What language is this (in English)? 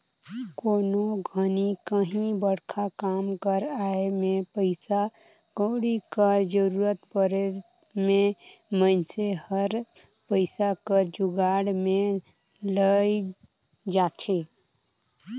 Chhattisgarhi